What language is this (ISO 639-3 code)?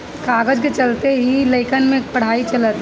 bho